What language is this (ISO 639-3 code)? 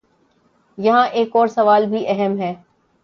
urd